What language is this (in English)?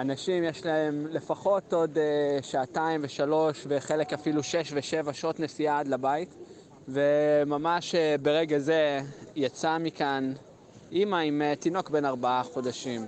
Hebrew